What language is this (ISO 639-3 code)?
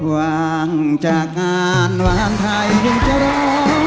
tha